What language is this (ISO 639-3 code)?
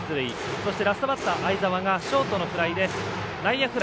jpn